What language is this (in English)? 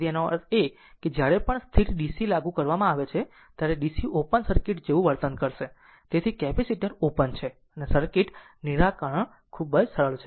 Gujarati